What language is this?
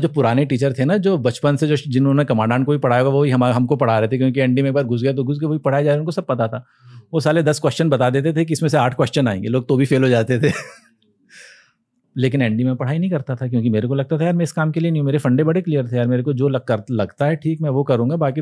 Hindi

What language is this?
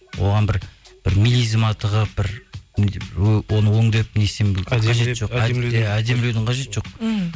Kazakh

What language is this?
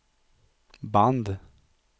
Swedish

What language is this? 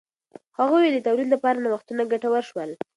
Pashto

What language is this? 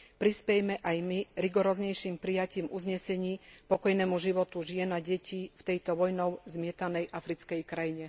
Slovak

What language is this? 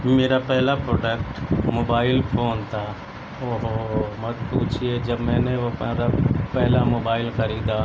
Urdu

